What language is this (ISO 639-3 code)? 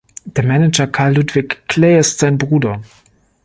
deu